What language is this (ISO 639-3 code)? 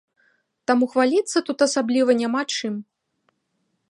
bel